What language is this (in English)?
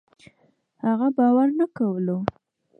Pashto